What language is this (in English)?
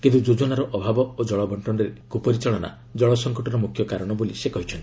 Odia